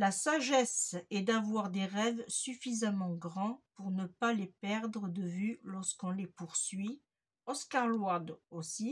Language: French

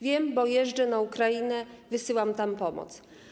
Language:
Polish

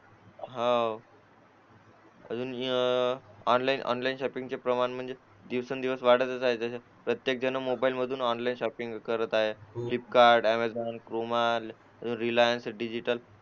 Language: Marathi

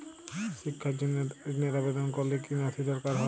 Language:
Bangla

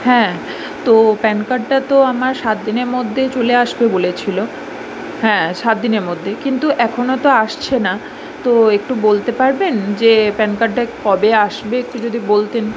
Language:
Bangla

